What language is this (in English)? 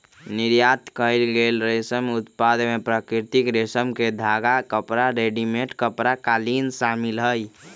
Magahi